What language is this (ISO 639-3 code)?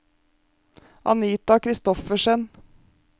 nor